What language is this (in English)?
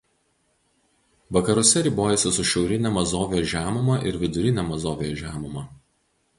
Lithuanian